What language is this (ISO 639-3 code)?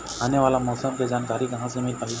hne